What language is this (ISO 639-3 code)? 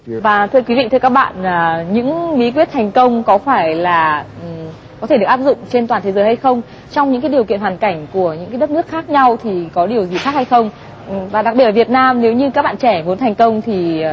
vie